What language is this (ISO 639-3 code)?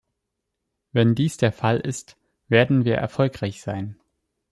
deu